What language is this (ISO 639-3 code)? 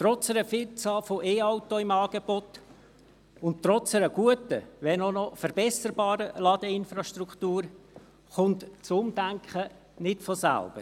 gsw